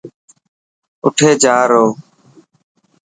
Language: Dhatki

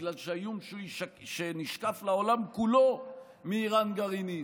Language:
Hebrew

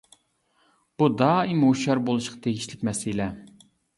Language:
Uyghur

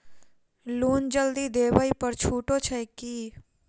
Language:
Maithili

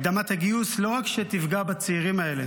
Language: Hebrew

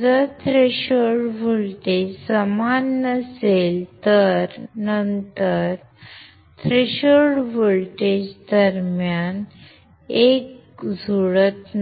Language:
Marathi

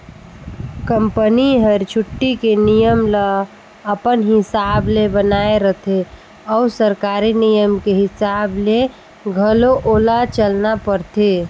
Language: Chhattisgarhi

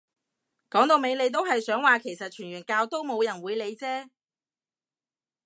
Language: Cantonese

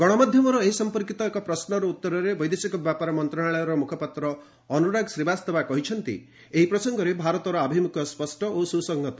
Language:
Odia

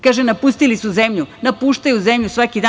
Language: Serbian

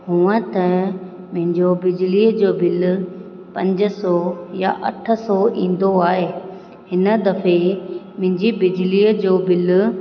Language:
Sindhi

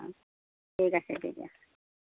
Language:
Assamese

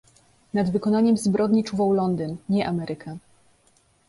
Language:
Polish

